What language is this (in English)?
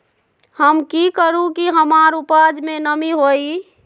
Magahi